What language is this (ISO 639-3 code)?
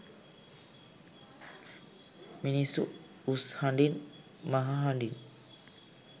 sin